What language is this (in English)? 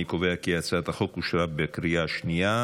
Hebrew